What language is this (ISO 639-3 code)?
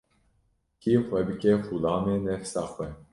kur